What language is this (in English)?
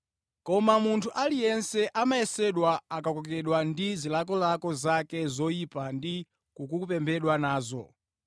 Nyanja